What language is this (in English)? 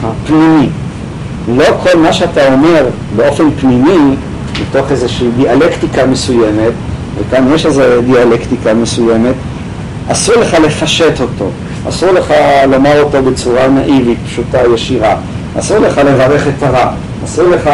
Hebrew